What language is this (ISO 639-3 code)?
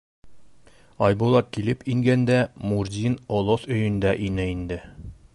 bak